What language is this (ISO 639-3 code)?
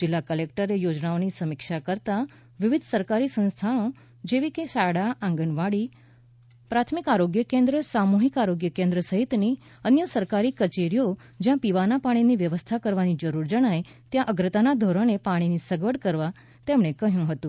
guj